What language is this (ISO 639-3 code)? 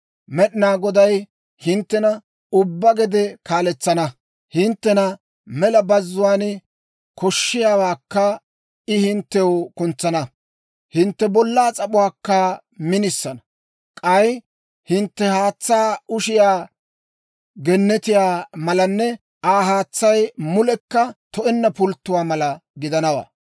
dwr